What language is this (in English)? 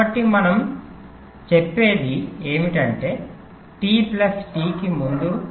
Telugu